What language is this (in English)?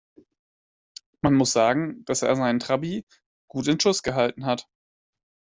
German